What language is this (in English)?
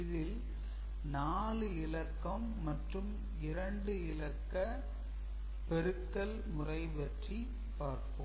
Tamil